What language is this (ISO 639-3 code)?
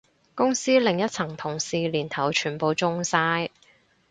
yue